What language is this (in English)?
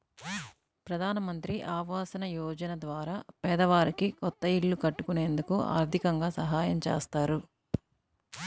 Telugu